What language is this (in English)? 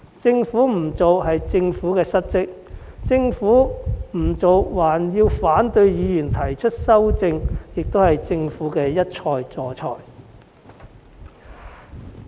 Cantonese